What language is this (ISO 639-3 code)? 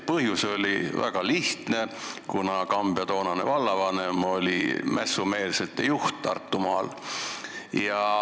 est